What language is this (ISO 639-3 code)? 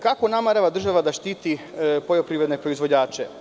srp